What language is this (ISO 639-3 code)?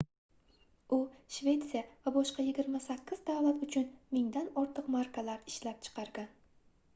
uzb